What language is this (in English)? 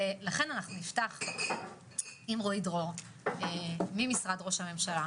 Hebrew